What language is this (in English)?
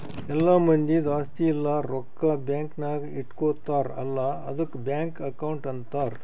Kannada